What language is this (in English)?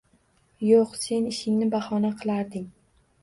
Uzbek